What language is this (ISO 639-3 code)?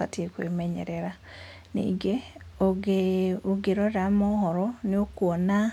kik